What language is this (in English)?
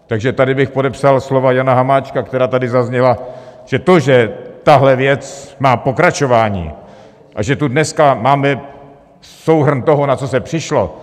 Czech